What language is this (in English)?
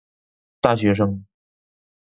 Chinese